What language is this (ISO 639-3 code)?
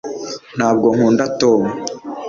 kin